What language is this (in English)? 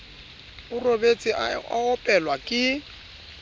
Southern Sotho